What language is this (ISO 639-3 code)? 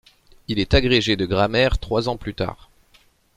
fra